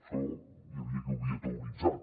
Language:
Catalan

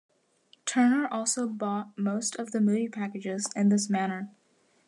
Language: English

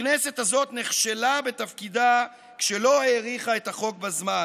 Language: Hebrew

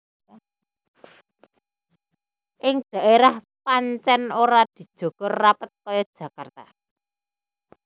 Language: Javanese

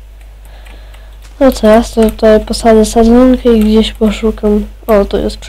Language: Polish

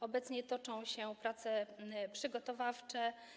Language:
Polish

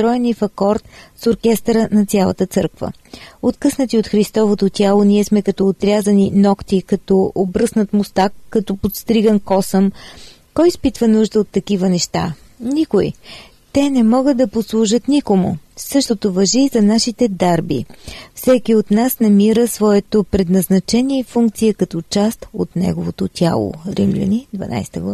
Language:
Bulgarian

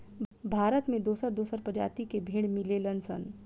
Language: Bhojpuri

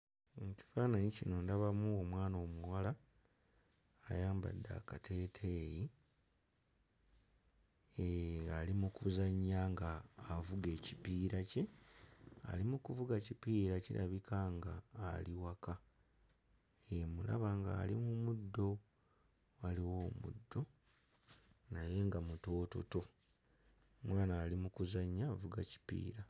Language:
Ganda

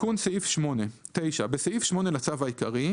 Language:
Hebrew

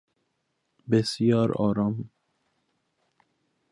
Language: Persian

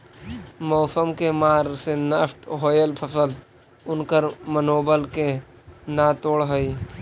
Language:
Magahi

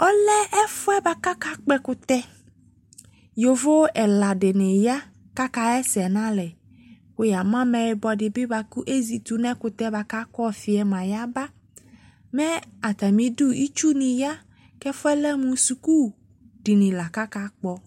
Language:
Ikposo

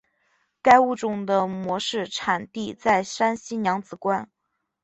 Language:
Chinese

